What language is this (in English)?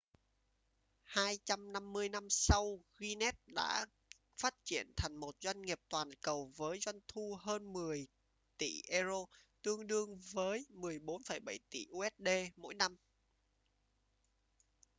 Vietnamese